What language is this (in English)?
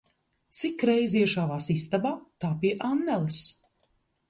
Latvian